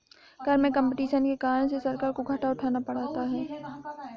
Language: Hindi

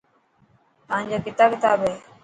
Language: Dhatki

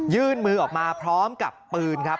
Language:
Thai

